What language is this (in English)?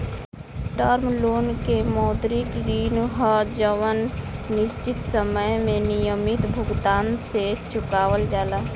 Bhojpuri